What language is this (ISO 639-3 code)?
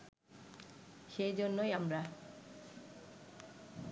ben